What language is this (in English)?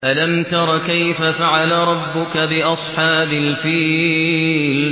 Arabic